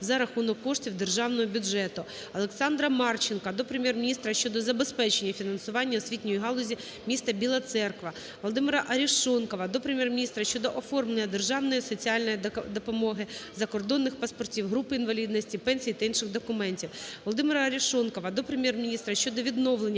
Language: Ukrainian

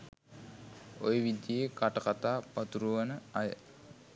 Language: Sinhala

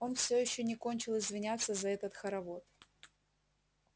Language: Russian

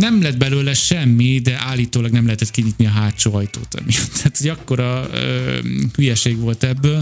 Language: Hungarian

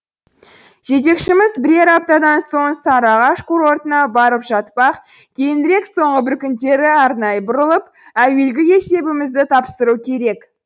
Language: Kazakh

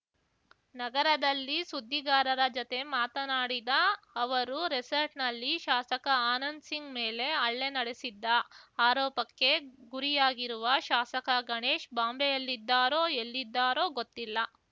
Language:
Kannada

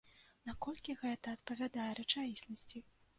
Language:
Belarusian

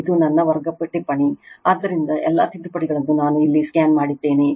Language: Kannada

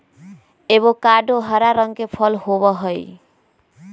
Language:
Magahi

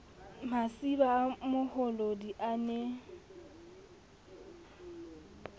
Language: Southern Sotho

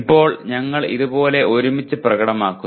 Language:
Malayalam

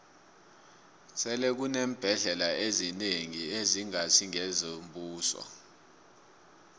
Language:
South Ndebele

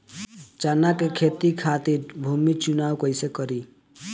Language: Bhojpuri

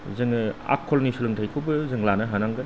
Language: Bodo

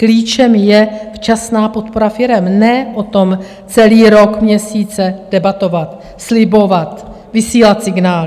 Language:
Czech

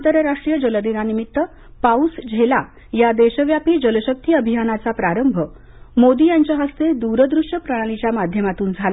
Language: Marathi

